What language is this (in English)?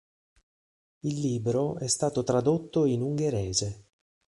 Italian